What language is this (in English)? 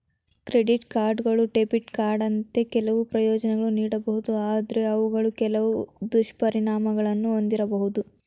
Kannada